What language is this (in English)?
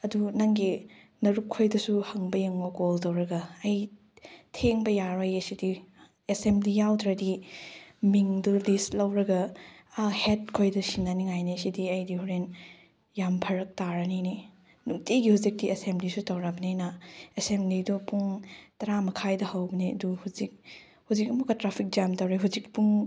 Manipuri